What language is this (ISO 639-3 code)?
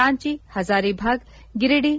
kan